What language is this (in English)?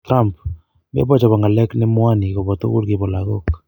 Kalenjin